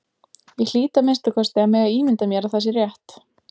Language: Icelandic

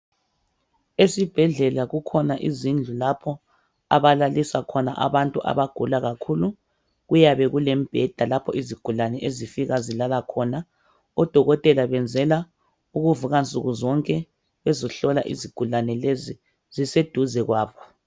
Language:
North Ndebele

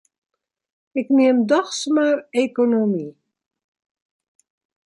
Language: Western Frisian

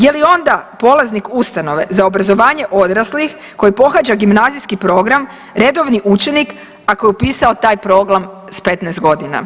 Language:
Croatian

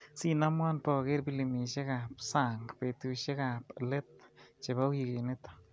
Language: Kalenjin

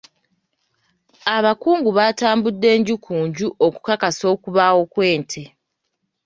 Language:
Ganda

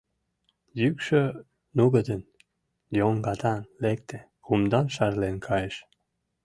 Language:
Mari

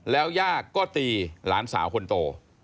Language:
Thai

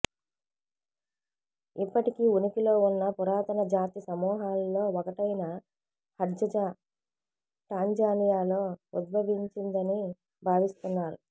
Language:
Telugu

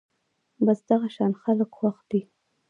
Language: Pashto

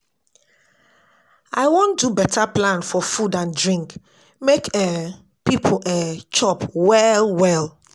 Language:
Nigerian Pidgin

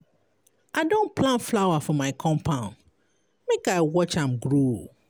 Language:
Nigerian Pidgin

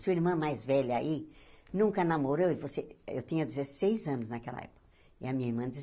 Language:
Portuguese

